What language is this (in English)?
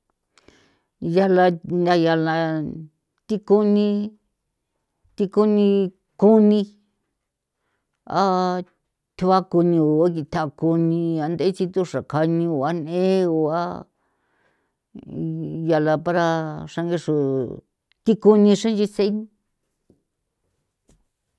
San Felipe Otlaltepec Popoloca